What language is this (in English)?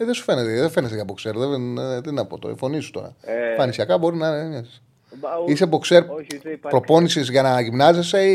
Greek